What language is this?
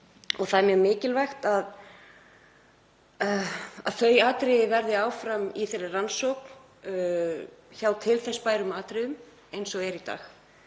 Icelandic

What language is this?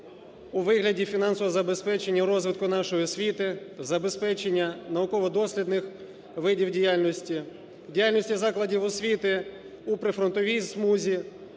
Ukrainian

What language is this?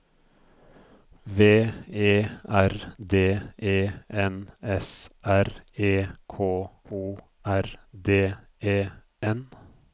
Norwegian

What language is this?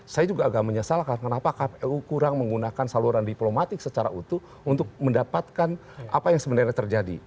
Indonesian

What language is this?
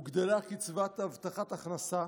Hebrew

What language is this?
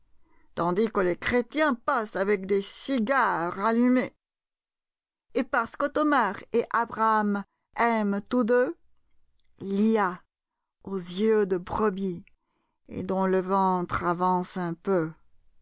French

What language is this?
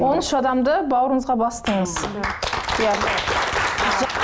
Kazakh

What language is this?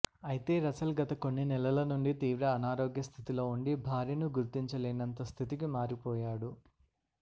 Telugu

